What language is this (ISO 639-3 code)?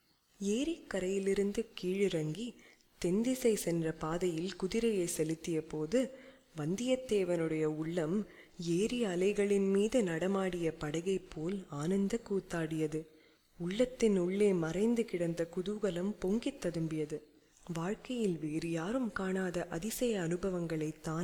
tam